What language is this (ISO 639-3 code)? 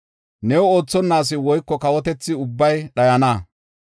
gof